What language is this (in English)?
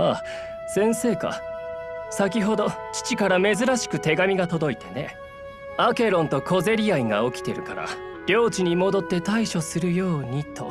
Japanese